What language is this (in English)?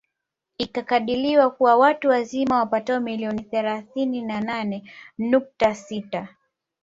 Swahili